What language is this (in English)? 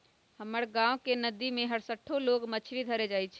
Magahi